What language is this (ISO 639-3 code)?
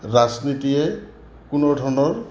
asm